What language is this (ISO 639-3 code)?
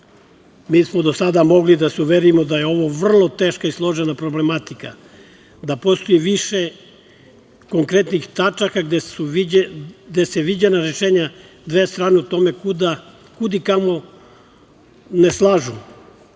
srp